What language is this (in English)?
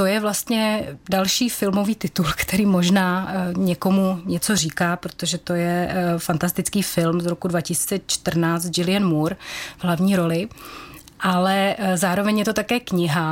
Czech